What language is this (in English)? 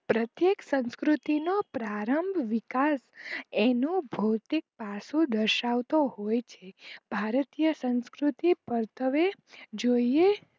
Gujarati